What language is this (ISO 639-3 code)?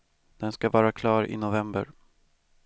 swe